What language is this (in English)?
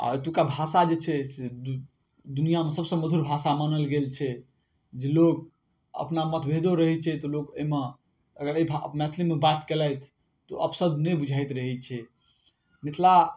Maithili